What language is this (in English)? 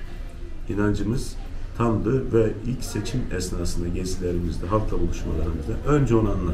Turkish